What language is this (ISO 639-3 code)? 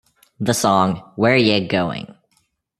eng